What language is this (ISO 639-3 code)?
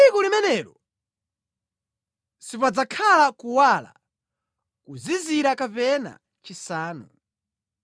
nya